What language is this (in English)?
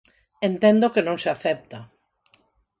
Galician